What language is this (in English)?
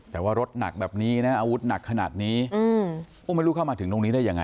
Thai